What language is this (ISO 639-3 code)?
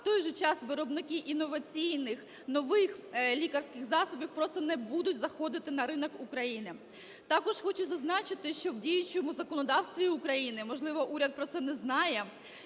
ukr